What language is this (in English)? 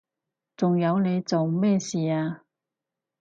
Cantonese